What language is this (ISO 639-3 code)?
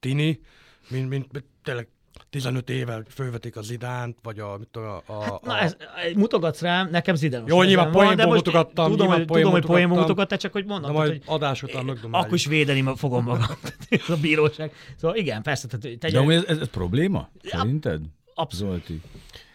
hun